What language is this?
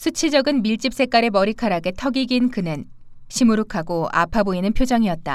Korean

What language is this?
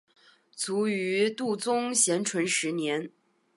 Chinese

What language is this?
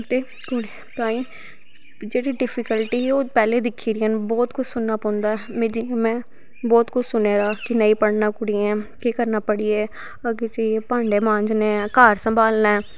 Dogri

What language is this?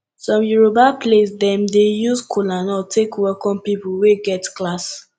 Nigerian Pidgin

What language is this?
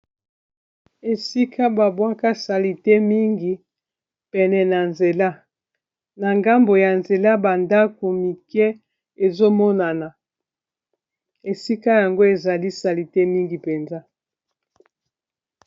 Lingala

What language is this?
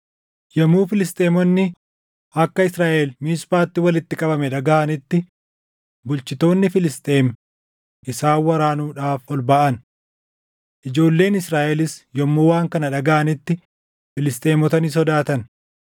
Oromo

